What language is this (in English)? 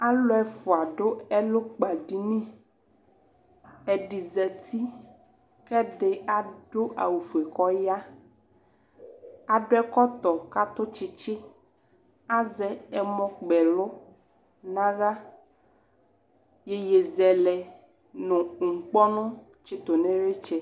Ikposo